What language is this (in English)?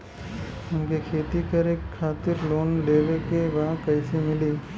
Bhojpuri